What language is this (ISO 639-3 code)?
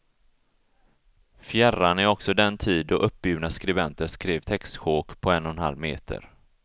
swe